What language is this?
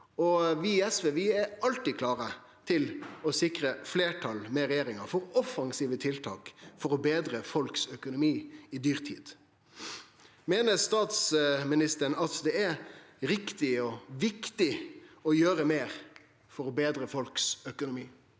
Norwegian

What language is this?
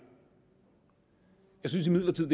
Danish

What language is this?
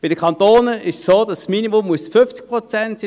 Swiss German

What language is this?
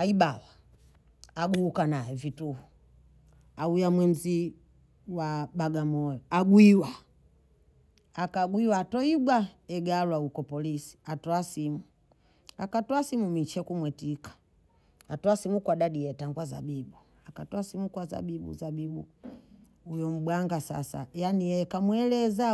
Bondei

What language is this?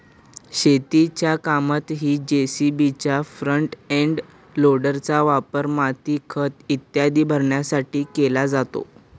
Marathi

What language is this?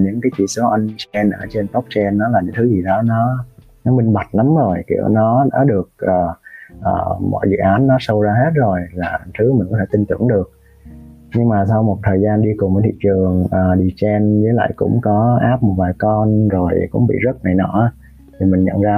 Vietnamese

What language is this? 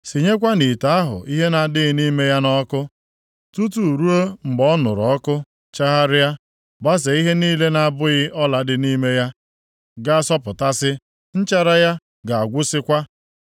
Igbo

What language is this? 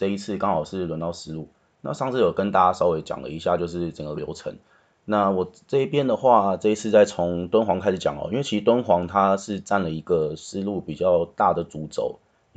Chinese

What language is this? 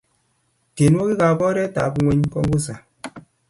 Kalenjin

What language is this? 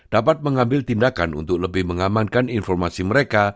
Indonesian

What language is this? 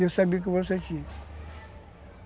Portuguese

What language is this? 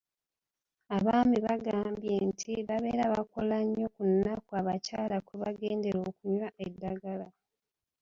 Ganda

